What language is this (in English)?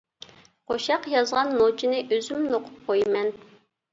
Uyghur